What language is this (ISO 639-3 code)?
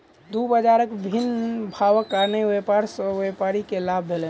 mai